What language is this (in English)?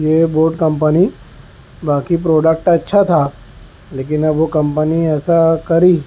Urdu